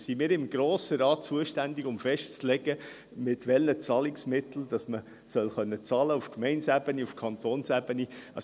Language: Swiss German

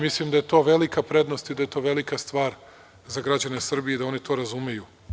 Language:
Serbian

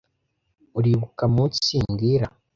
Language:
Kinyarwanda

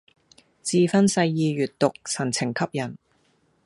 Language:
Cantonese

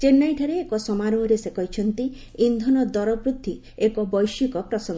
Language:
Odia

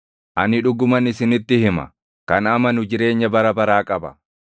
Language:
Oromo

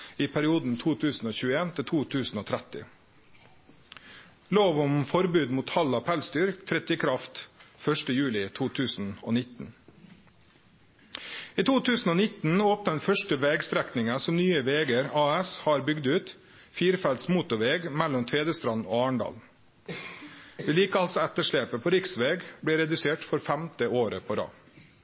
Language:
Norwegian Nynorsk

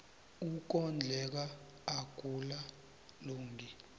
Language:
South Ndebele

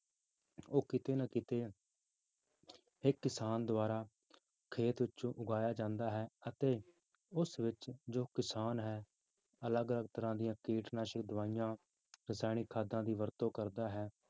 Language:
Punjabi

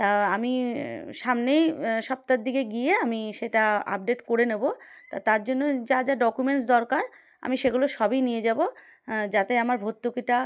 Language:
Bangla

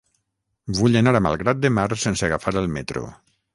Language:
Catalan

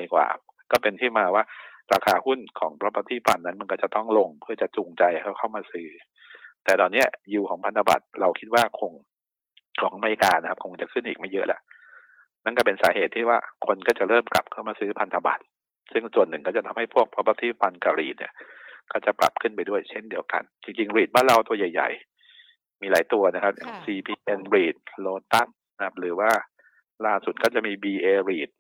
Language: Thai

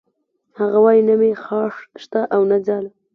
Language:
Pashto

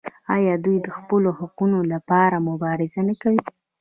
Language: Pashto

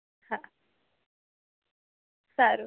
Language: Gujarati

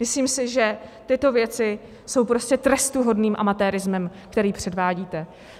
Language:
Czech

